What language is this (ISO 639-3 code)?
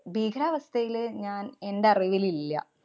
mal